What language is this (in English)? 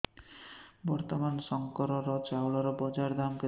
Odia